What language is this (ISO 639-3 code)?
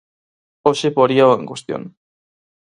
glg